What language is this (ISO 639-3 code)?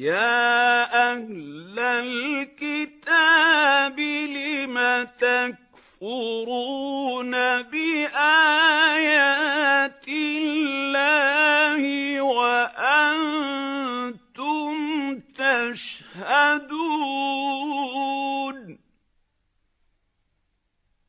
ara